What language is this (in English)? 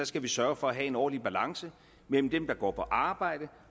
Danish